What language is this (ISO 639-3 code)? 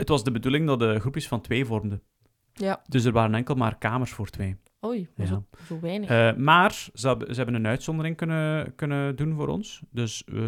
nld